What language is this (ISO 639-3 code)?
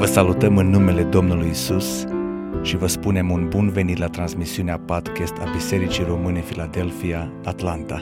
ron